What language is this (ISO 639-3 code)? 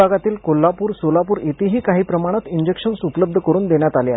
mar